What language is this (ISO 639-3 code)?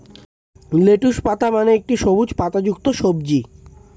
ben